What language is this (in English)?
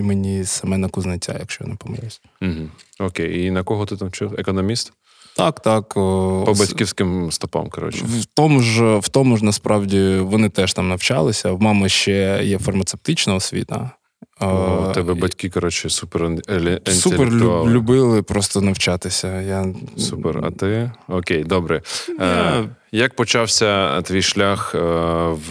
Ukrainian